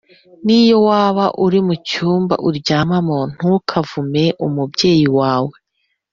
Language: Kinyarwanda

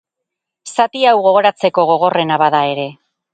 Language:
Basque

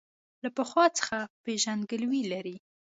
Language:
Pashto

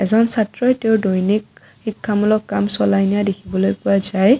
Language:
Assamese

